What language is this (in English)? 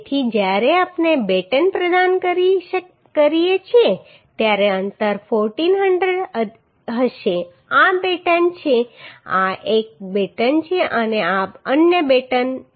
Gujarati